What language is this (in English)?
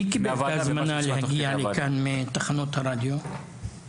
Hebrew